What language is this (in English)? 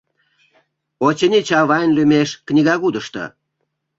Mari